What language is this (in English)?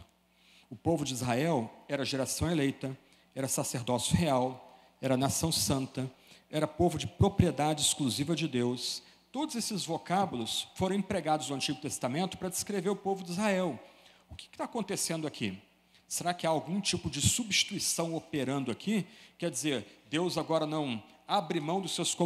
Portuguese